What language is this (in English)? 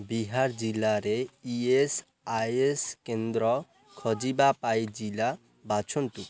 Odia